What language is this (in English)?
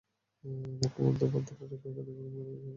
Bangla